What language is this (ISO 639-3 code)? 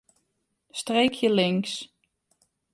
fry